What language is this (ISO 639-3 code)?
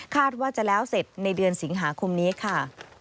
tha